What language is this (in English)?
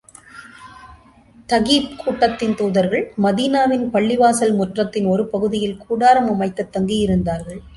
Tamil